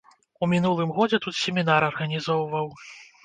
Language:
Belarusian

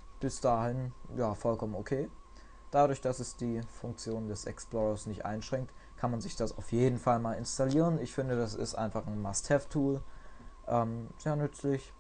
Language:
German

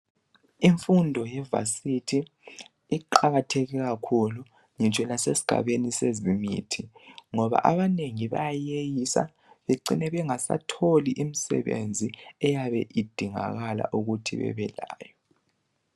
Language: North Ndebele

